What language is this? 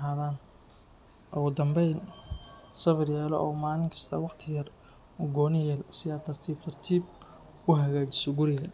Somali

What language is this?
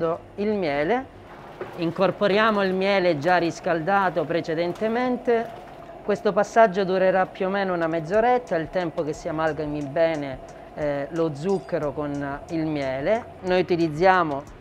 Italian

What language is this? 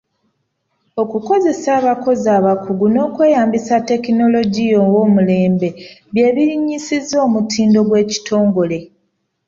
Ganda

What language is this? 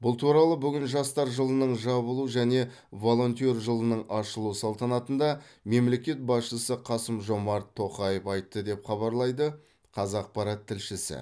Kazakh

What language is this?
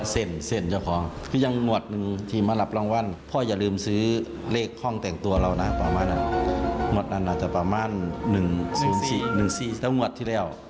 Thai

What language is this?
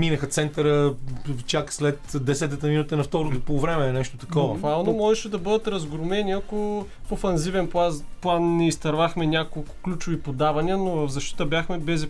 Bulgarian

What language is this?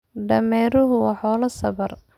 Somali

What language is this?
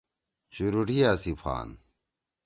Torwali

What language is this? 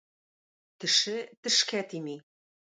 Tatar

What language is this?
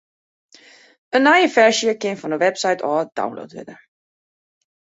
Western Frisian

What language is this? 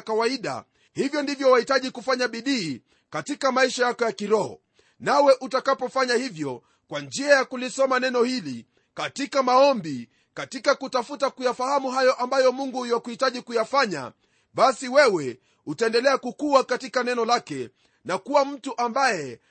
Swahili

